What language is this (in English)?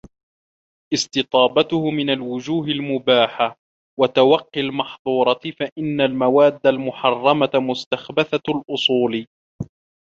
Arabic